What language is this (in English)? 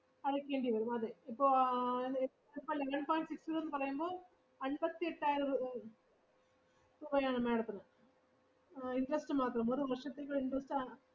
Malayalam